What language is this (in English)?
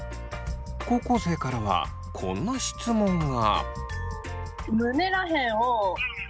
Japanese